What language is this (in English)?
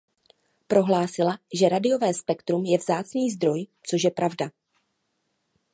Czech